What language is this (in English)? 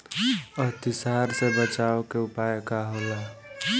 Bhojpuri